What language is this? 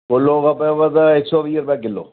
Sindhi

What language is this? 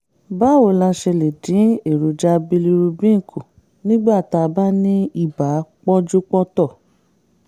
Yoruba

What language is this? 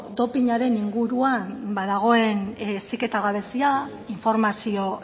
Basque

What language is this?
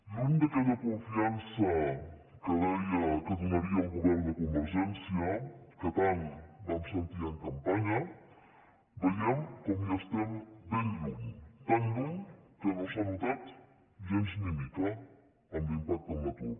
Catalan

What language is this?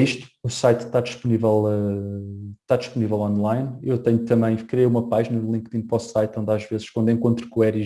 Portuguese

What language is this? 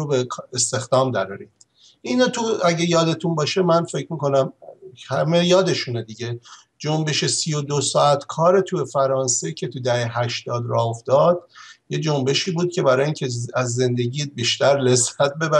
Persian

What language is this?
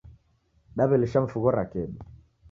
Taita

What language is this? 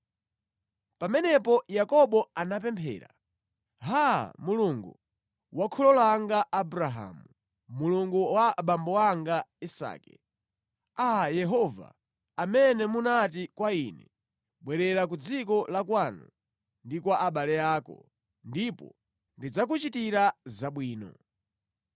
Nyanja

